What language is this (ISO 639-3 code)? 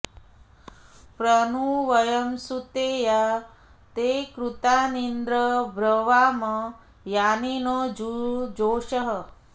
san